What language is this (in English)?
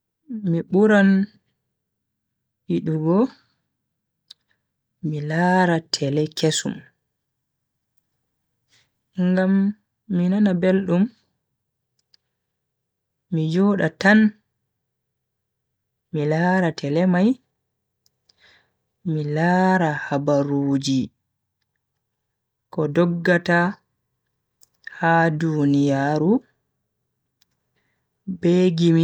Bagirmi Fulfulde